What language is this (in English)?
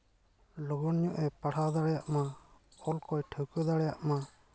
Santali